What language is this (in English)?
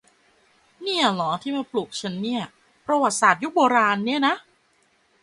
Thai